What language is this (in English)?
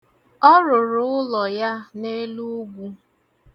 Igbo